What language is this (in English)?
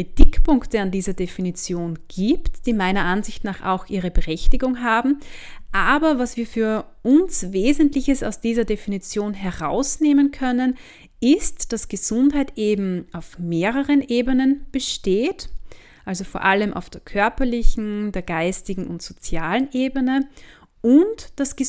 German